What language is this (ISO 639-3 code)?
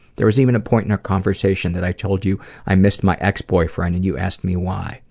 eng